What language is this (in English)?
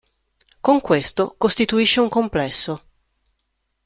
Italian